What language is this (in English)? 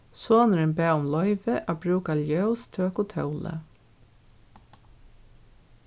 Faroese